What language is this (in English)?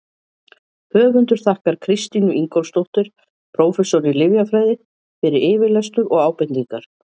Icelandic